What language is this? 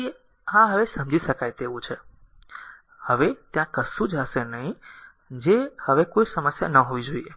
Gujarati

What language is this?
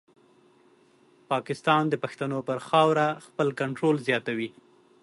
Pashto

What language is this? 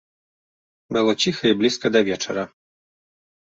Belarusian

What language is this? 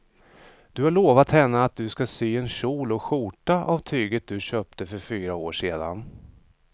Swedish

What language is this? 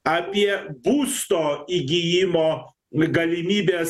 Lithuanian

